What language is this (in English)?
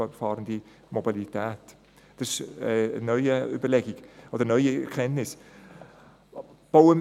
Swiss German